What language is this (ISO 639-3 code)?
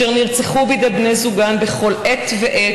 heb